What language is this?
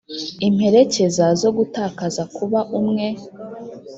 Kinyarwanda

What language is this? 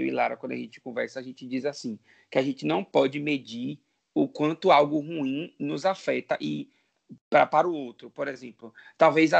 Portuguese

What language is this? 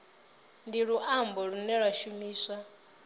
Venda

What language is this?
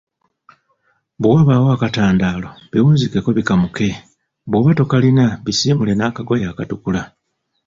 Ganda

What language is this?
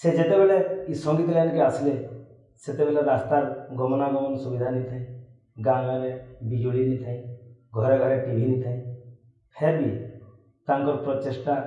Hindi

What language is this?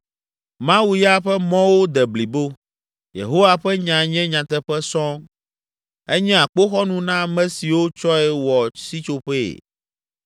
Ewe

